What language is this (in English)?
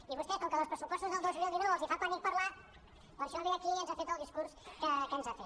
Catalan